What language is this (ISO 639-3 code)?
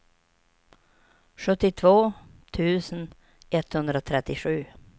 swe